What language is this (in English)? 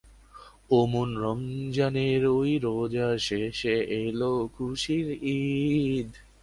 Bangla